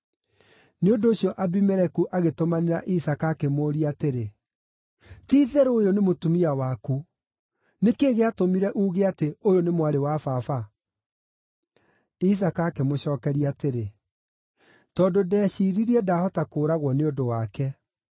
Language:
Kikuyu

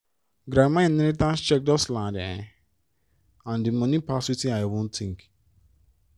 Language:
Nigerian Pidgin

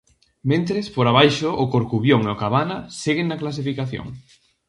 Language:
Galician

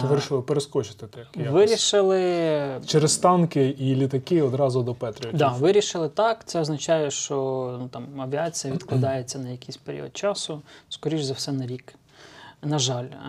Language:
Ukrainian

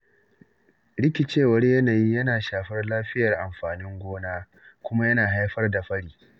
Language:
Hausa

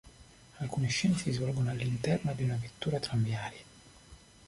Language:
Italian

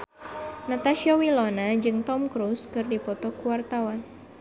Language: Sundanese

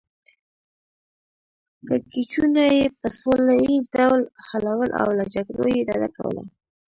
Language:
Pashto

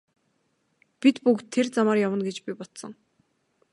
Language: Mongolian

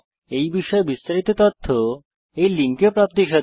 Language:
Bangla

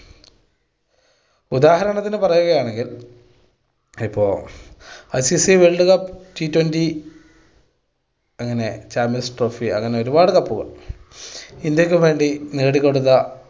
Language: Malayalam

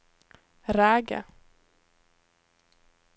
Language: Norwegian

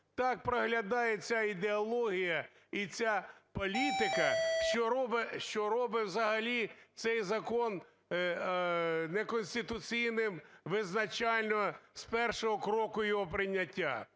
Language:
Ukrainian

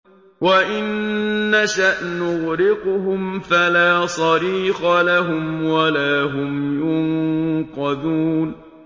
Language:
Arabic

